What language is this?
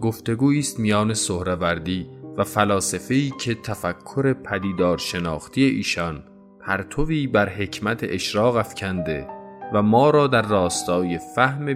Persian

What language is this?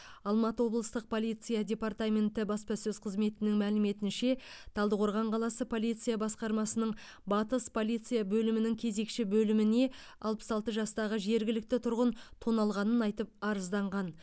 Kazakh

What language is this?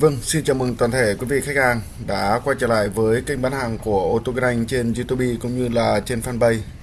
Vietnamese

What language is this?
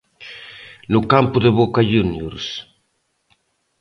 Galician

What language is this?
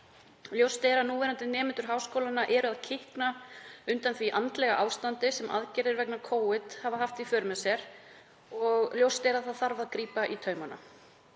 Icelandic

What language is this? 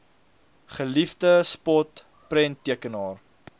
Afrikaans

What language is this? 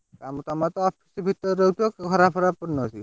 Odia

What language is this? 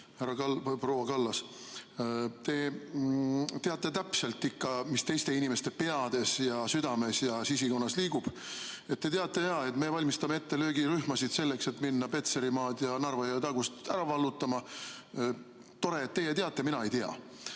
Estonian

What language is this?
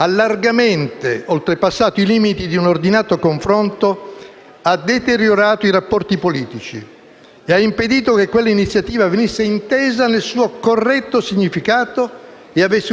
Italian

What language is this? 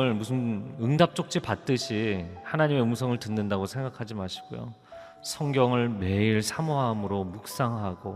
Korean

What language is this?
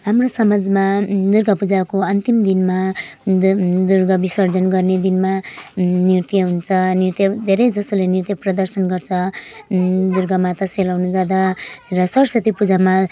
Nepali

